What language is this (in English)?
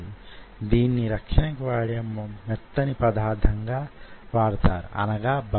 Telugu